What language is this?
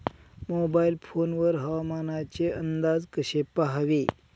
Marathi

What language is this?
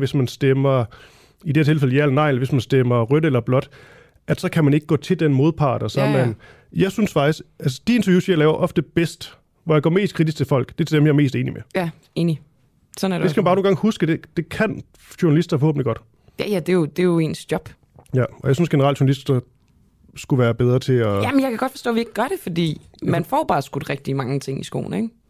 Danish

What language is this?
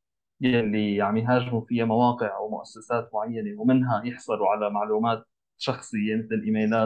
Arabic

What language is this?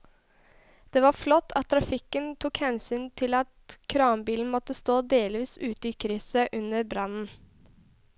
Norwegian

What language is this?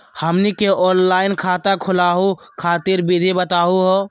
Magahi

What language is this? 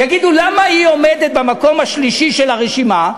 Hebrew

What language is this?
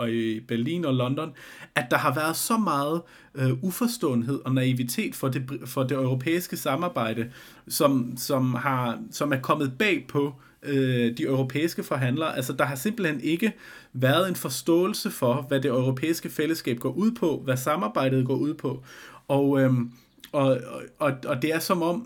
Danish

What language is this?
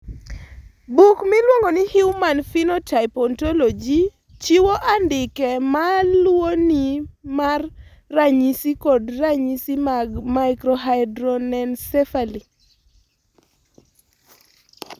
Luo (Kenya and Tanzania)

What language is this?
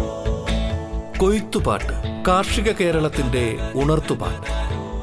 Malayalam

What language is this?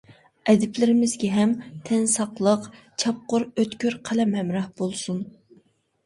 Uyghur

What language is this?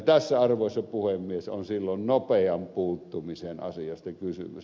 Finnish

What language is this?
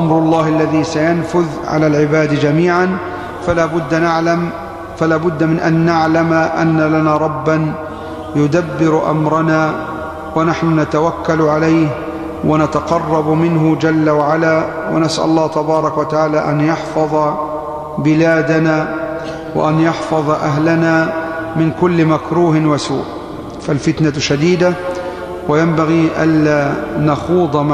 Arabic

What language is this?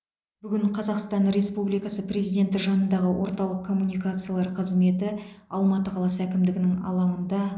Kazakh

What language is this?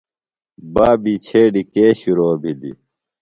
Phalura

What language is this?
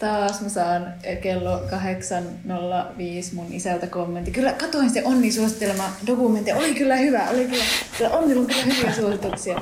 Finnish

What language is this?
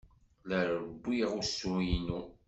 Kabyle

